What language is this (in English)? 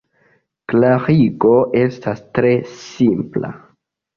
Esperanto